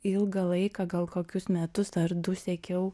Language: Lithuanian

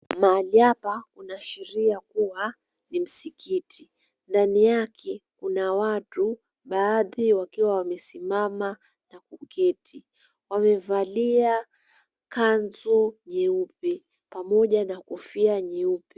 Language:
Swahili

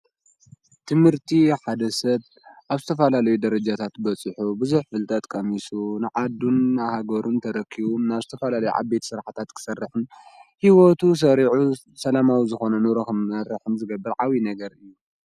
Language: Tigrinya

